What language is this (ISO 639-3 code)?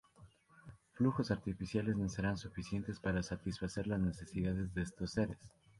spa